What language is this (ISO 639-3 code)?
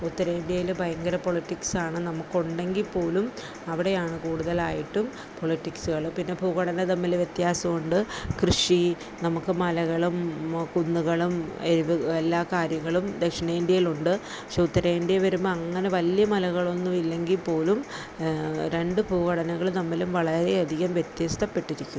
mal